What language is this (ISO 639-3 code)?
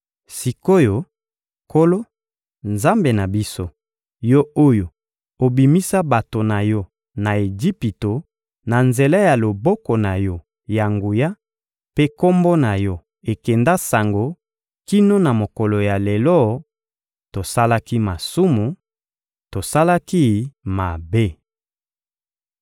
lin